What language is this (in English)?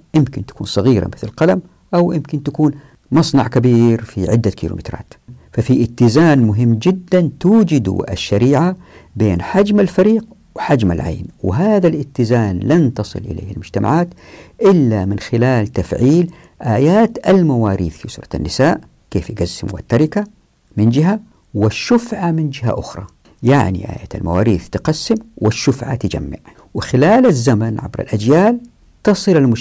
Arabic